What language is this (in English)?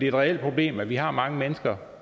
Danish